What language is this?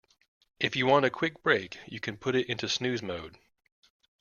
English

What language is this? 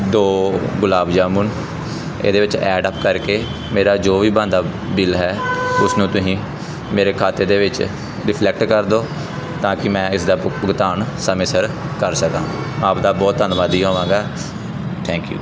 Punjabi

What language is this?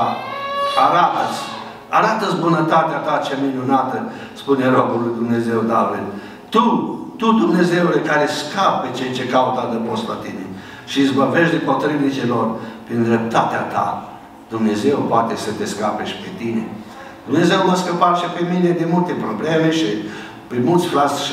Romanian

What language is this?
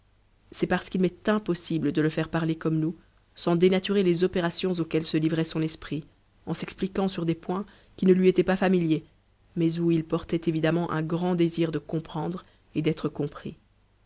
French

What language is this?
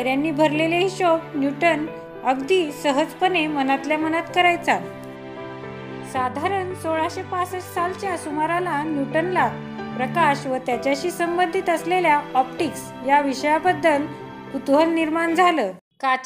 Marathi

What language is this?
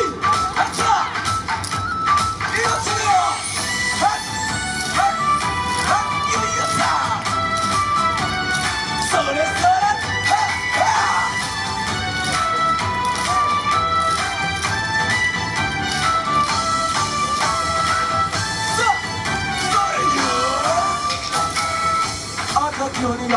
Japanese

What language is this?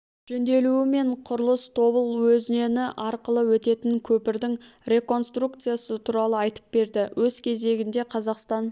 Kazakh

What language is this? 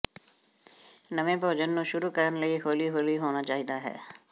Punjabi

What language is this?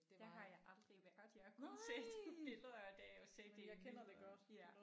Danish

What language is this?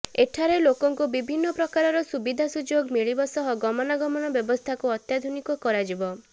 Odia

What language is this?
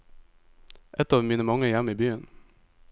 Norwegian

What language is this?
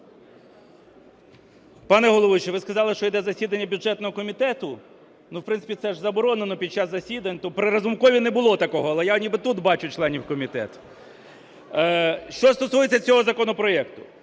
Ukrainian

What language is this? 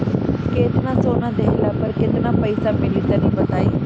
Bhojpuri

